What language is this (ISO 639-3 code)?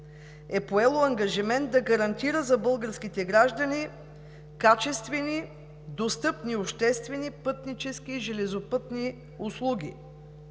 bul